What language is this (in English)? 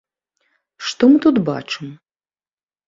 Belarusian